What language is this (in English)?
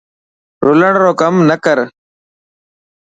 Dhatki